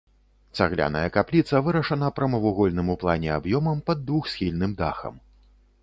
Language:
Belarusian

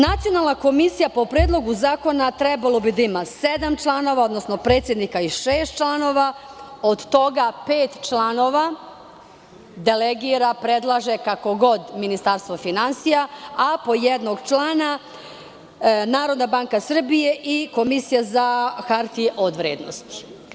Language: Serbian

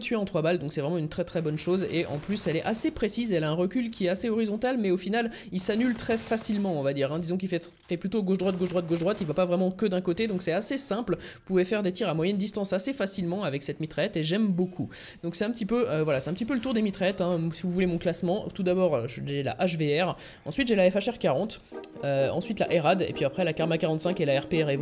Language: French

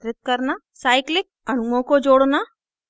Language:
Hindi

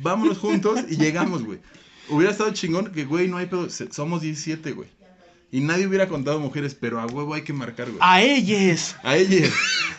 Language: Spanish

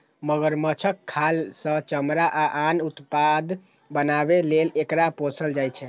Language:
Maithili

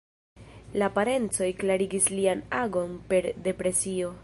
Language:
Esperanto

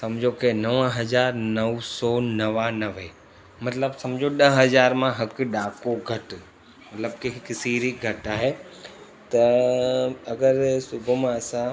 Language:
Sindhi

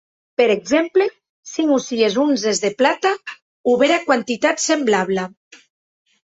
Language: Occitan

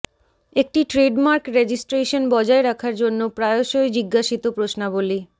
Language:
Bangla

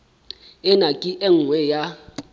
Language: Southern Sotho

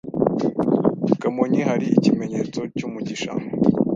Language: Kinyarwanda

